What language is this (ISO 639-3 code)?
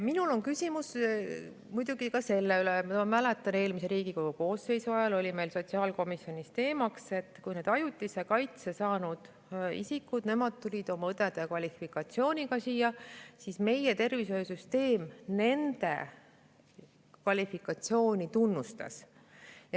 est